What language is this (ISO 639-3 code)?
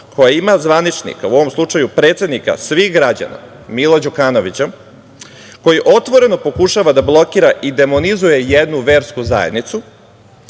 srp